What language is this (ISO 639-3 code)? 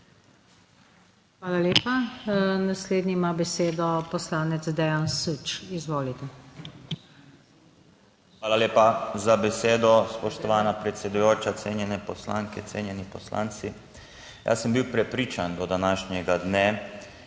slv